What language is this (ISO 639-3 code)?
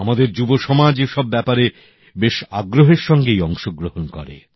ben